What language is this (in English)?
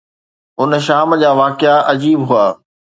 Sindhi